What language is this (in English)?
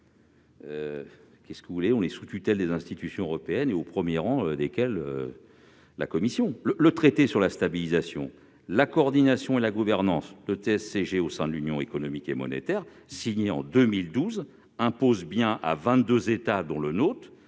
French